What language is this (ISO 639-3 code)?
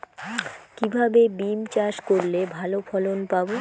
ben